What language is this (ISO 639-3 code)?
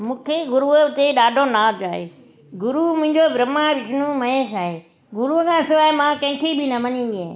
snd